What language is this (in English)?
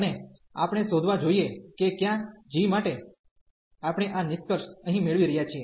Gujarati